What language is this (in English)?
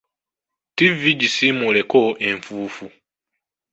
Ganda